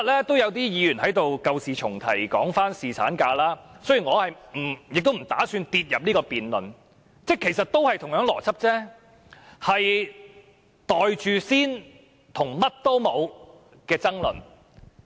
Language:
Cantonese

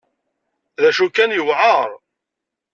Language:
Kabyle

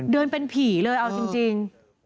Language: Thai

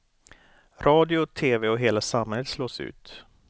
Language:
Swedish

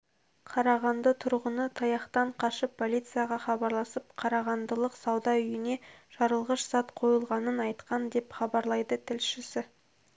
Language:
Kazakh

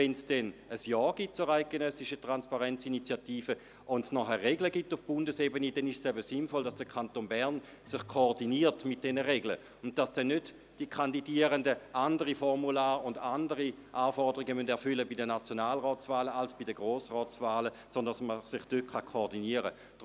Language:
Swiss German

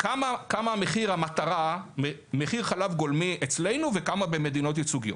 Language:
Hebrew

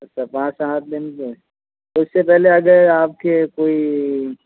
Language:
Hindi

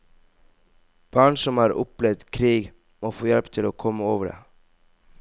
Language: Norwegian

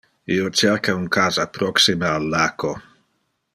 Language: Interlingua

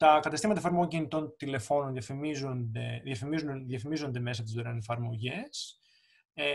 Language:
Greek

